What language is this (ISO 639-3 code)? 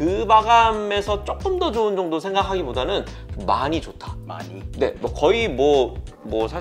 kor